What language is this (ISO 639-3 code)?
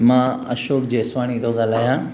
snd